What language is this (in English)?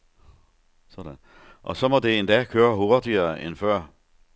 Danish